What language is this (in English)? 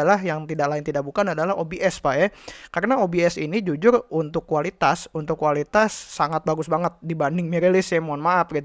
Indonesian